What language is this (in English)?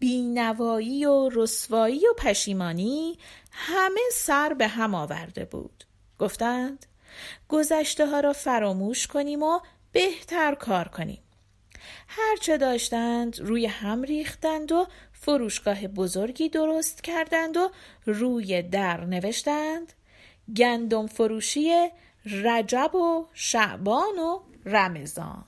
Persian